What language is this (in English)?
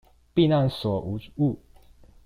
Chinese